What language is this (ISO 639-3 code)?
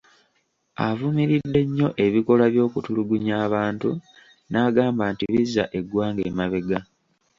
lug